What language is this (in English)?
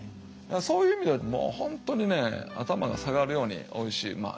Japanese